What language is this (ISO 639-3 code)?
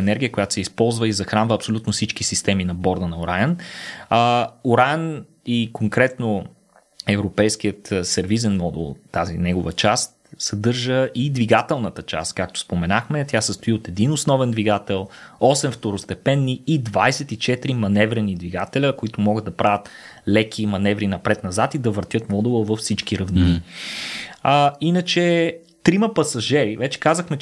bul